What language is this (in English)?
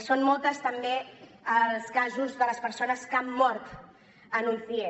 Catalan